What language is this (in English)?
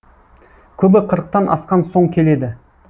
Kazakh